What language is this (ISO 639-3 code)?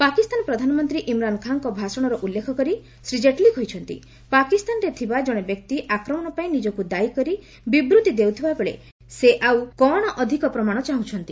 ori